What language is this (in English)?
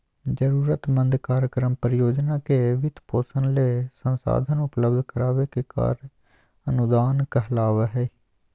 Magahi